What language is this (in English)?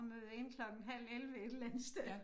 Danish